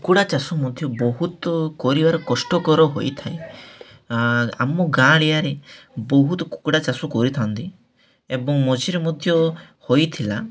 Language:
Odia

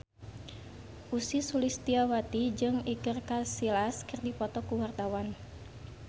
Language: Sundanese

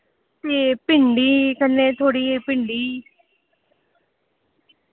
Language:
Dogri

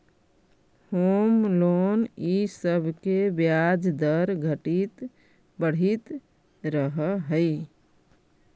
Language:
Magahi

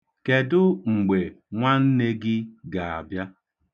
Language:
Igbo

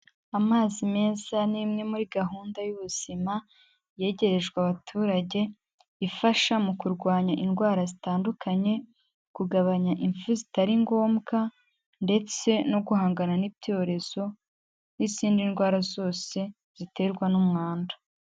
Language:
Kinyarwanda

